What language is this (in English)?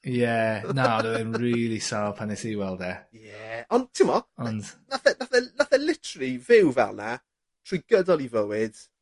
Welsh